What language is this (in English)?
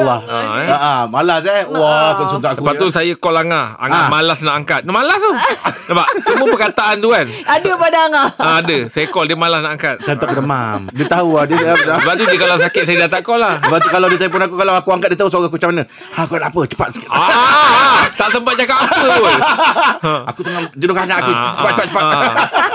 Malay